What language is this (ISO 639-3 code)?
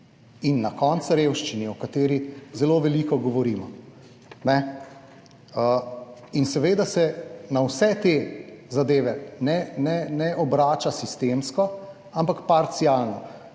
slv